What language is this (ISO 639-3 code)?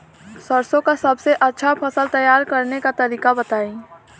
bho